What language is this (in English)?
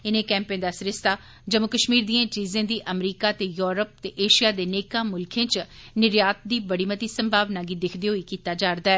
Dogri